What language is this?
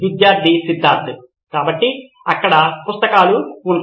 Telugu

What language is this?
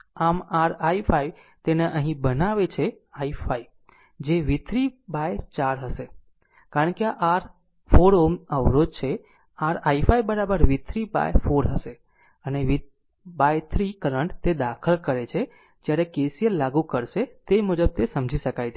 Gujarati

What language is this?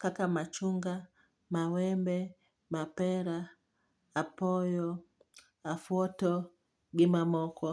Luo (Kenya and Tanzania)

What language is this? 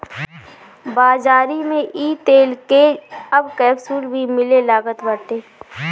Bhojpuri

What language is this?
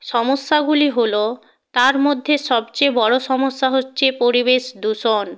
Bangla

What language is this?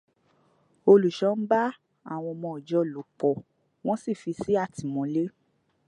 Yoruba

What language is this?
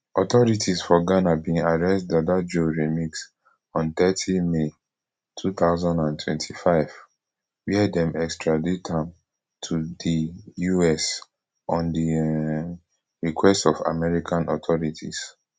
Nigerian Pidgin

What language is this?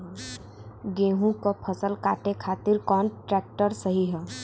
Bhojpuri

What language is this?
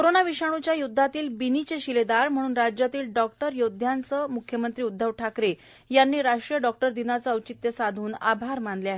Marathi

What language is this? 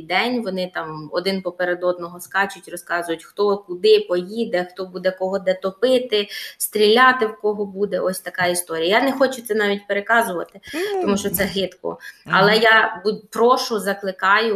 Ukrainian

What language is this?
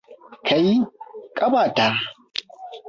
Hausa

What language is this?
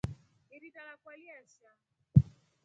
Rombo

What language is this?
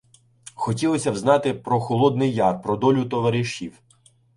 Ukrainian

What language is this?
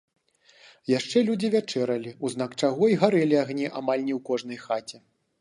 Belarusian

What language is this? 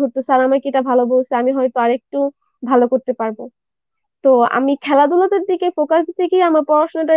Japanese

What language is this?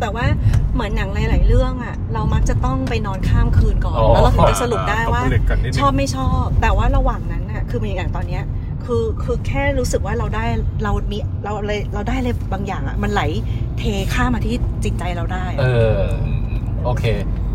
Thai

